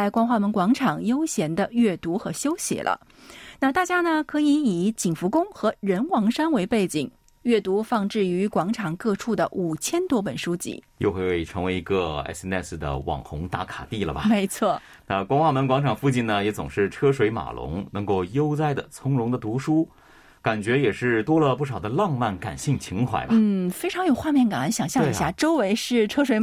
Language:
Chinese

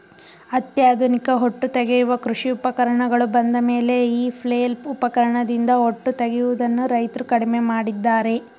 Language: Kannada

